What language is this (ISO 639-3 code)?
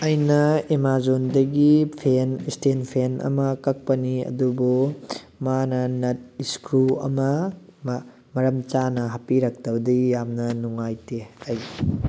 mni